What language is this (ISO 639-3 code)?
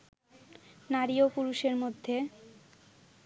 ben